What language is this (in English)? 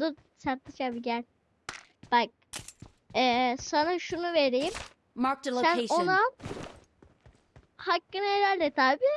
Turkish